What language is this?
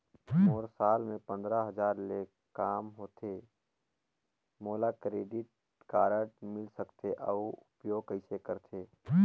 Chhattisgarhi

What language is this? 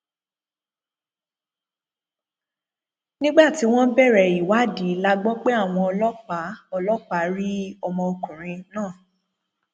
Yoruba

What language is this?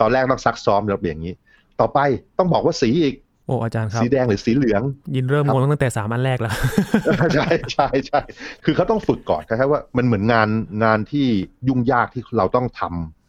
Thai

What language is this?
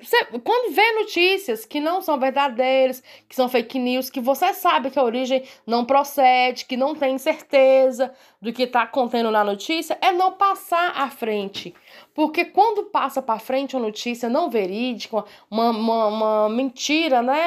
Portuguese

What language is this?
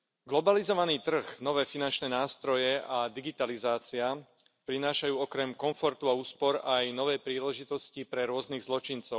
Slovak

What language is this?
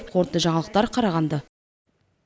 Kazakh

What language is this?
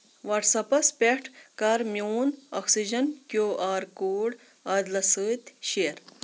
Kashmiri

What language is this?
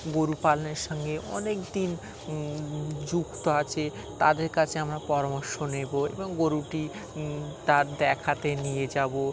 Bangla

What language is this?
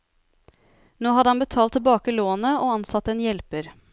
Norwegian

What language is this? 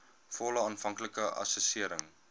Afrikaans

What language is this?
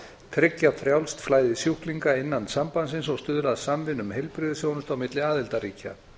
Icelandic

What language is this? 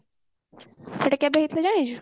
Odia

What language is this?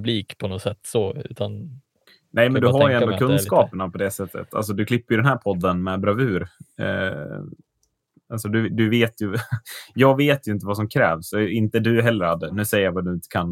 Swedish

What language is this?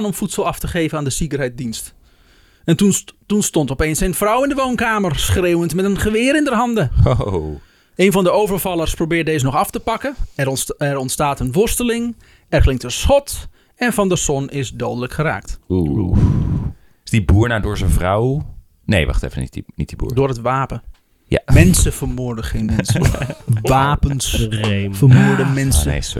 Dutch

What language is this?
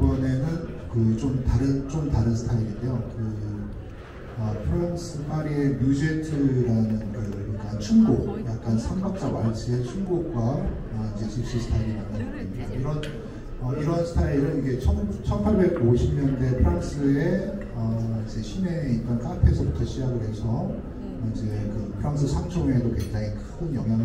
Korean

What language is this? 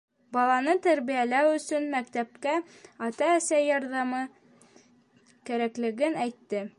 Bashkir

